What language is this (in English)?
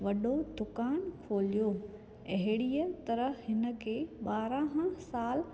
Sindhi